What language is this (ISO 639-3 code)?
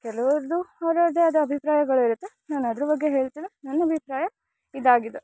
kan